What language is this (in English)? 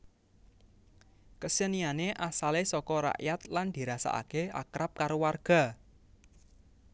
Javanese